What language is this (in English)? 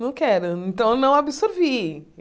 Portuguese